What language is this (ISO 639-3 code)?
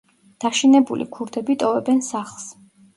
kat